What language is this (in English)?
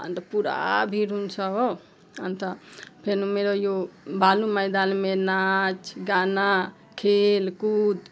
Nepali